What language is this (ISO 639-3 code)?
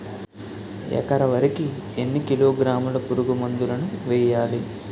tel